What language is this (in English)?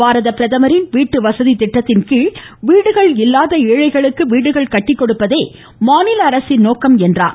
Tamil